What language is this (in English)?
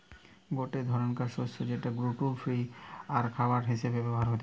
Bangla